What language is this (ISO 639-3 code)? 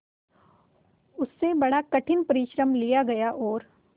hin